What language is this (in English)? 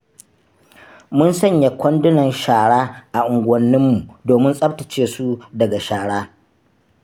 Hausa